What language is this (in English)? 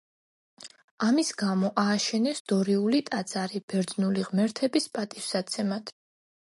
Georgian